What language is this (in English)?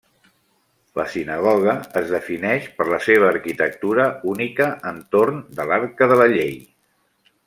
Catalan